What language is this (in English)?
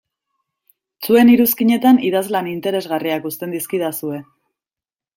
Basque